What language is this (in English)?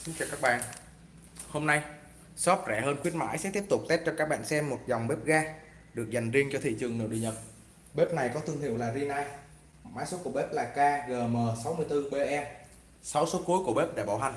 Vietnamese